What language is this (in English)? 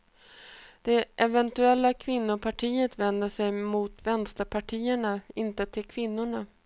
Swedish